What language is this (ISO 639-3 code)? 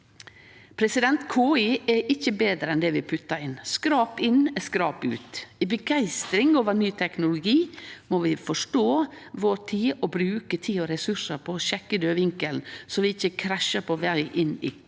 nor